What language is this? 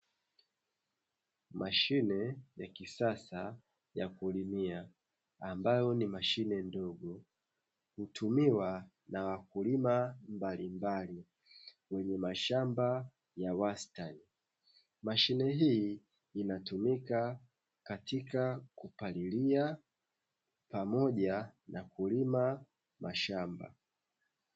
Swahili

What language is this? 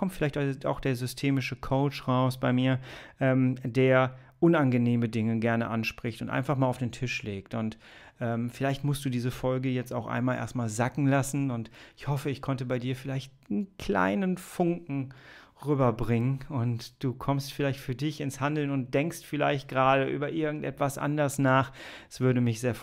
German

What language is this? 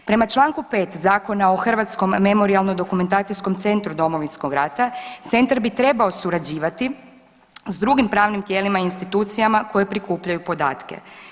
Croatian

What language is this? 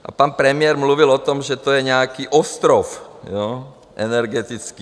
Czech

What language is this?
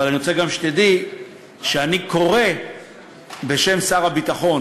Hebrew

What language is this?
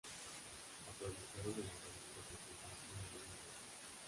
Spanish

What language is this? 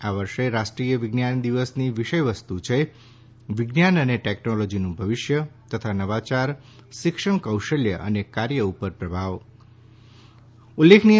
Gujarati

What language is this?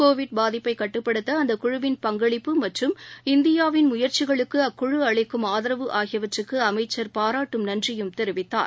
Tamil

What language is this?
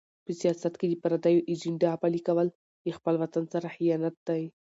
Pashto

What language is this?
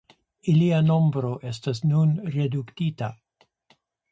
Esperanto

